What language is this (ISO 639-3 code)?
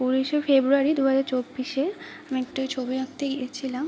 ben